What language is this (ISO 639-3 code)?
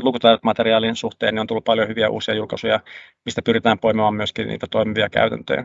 fin